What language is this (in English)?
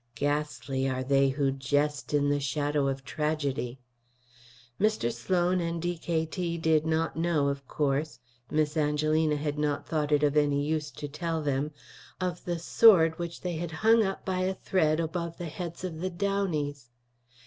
English